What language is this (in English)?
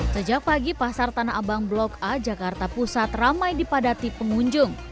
Indonesian